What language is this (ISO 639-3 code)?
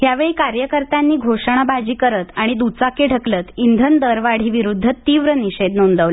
mar